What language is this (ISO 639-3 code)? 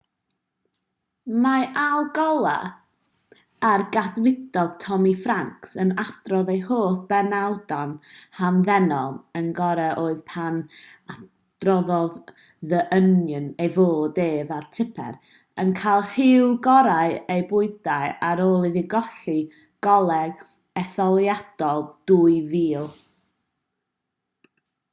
cym